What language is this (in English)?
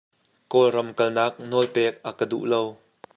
Hakha Chin